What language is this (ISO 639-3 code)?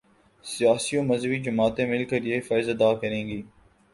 urd